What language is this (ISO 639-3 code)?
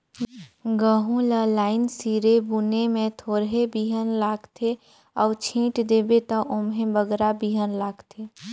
hne